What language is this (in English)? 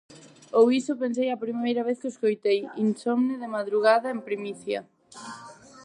Galician